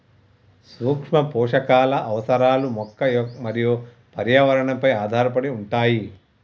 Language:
Telugu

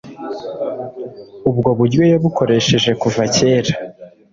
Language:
Kinyarwanda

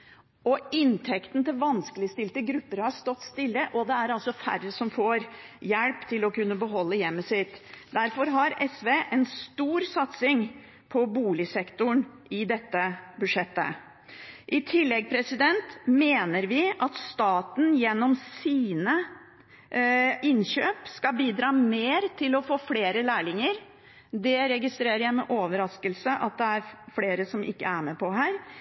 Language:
Norwegian Bokmål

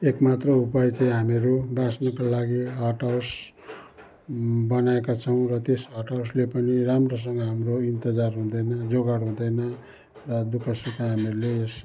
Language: Nepali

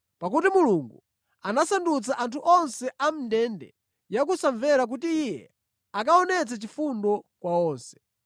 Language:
Nyanja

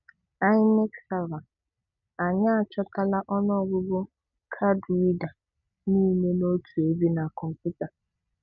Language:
Igbo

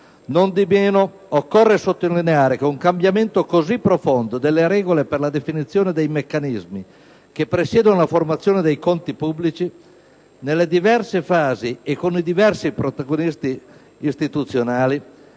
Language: Italian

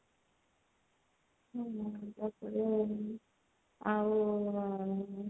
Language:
Odia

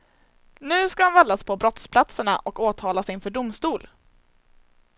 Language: Swedish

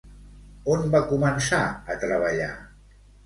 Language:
Catalan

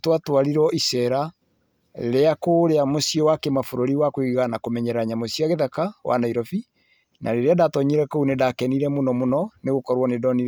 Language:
Kikuyu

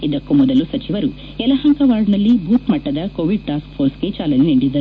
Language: Kannada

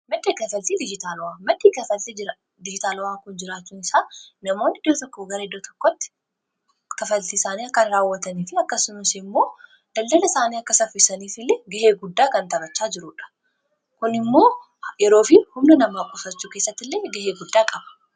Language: Oromo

